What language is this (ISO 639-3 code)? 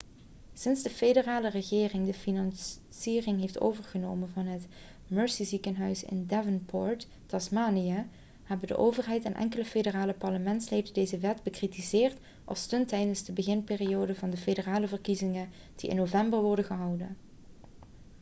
nld